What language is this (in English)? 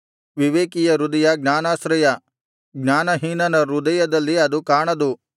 Kannada